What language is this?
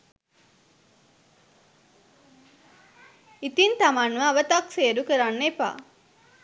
Sinhala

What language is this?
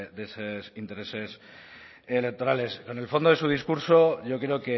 Spanish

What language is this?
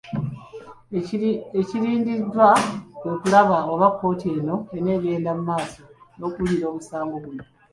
Ganda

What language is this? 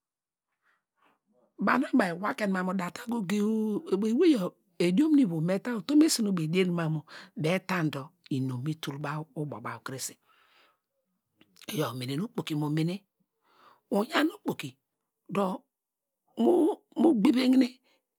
Degema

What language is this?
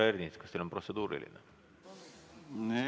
Estonian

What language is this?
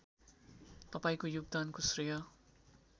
Nepali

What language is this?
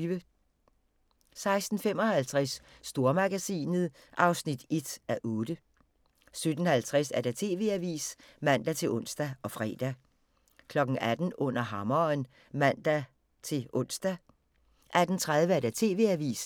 Danish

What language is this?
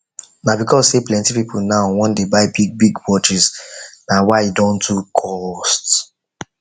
Nigerian Pidgin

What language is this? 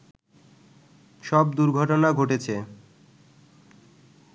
Bangla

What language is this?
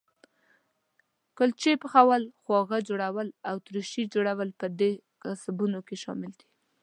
Pashto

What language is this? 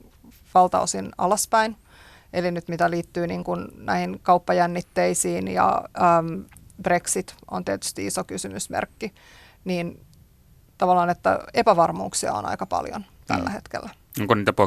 Finnish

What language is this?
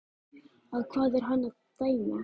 Icelandic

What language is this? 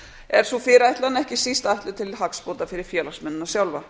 Icelandic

